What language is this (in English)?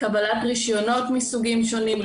Hebrew